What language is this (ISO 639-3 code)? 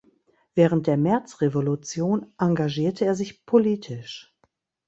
deu